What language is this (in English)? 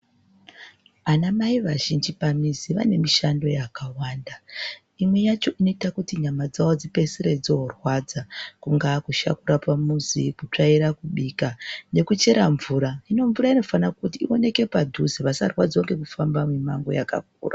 Ndau